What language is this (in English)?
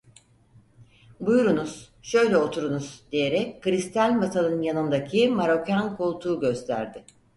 Turkish